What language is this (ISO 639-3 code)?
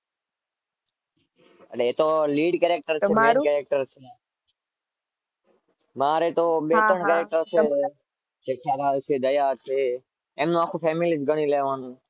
guj